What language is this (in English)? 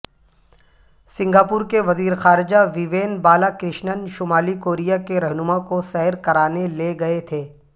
Urdu